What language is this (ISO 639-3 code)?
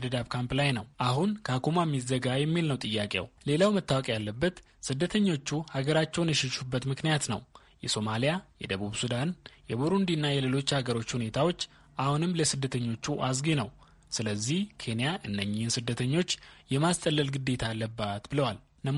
amh